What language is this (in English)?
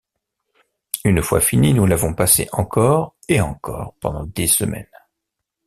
French